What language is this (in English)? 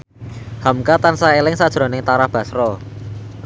Javanese